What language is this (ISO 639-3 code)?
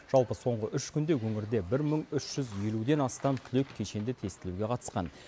kaz